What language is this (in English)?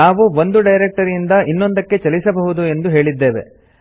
Kannada